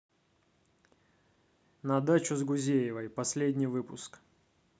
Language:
Russian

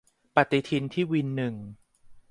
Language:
Thai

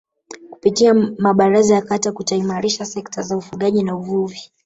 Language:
Swahili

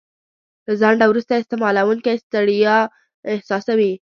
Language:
Pashto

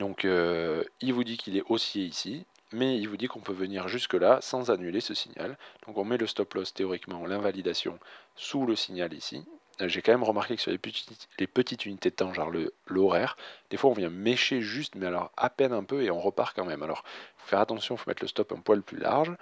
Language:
French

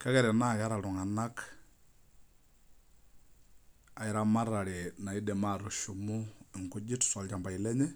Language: Masai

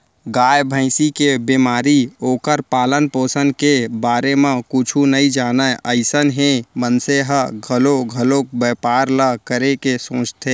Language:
Chhattisgarhi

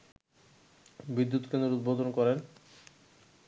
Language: Bangla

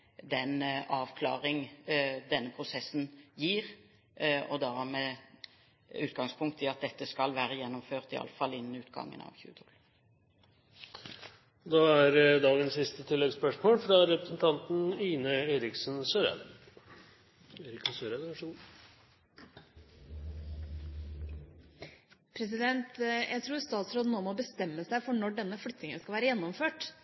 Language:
Norwegian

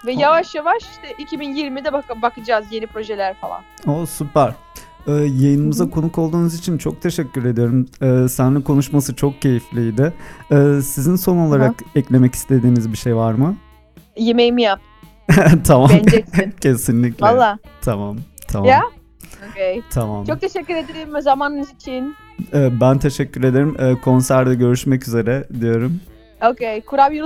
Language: Turkish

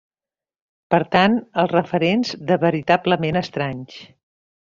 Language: Catalan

